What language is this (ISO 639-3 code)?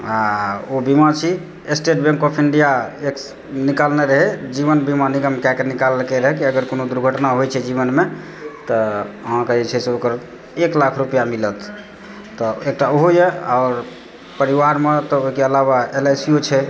mai